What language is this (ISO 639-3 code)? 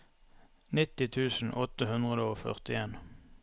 nor